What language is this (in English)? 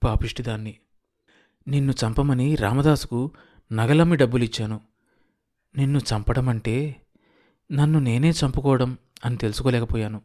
Telugu